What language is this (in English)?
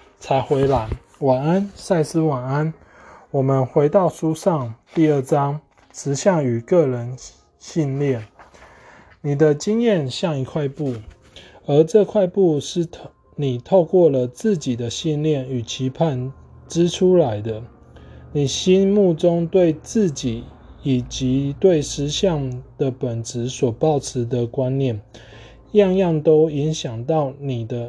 Chinese